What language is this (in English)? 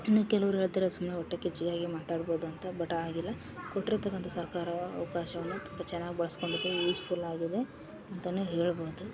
Kannada